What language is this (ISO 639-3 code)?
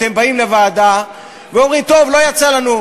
heb